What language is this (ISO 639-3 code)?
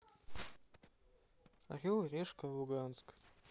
rus